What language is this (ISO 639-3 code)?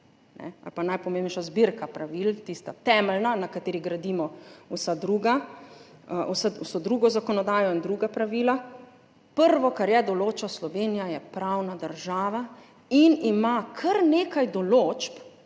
slv